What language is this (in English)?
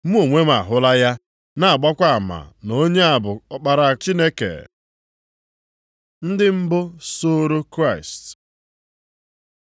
Igbo